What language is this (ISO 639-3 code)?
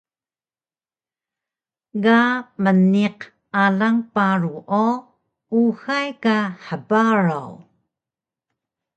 trv